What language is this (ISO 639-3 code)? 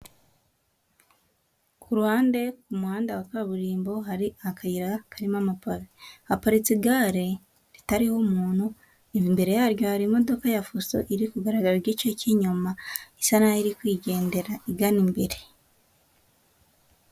kin